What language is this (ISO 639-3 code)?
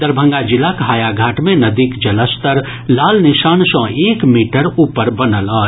mai